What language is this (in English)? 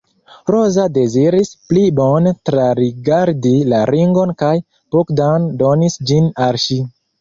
Esperanto